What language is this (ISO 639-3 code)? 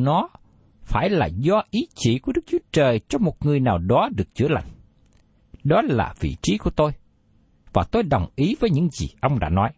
vie